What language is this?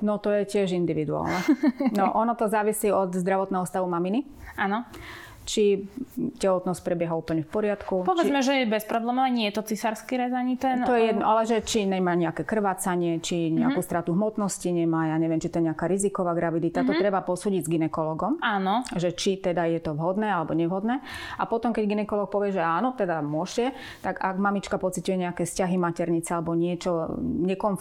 Slovak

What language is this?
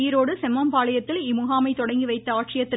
Tamil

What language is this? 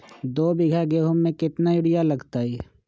Magahi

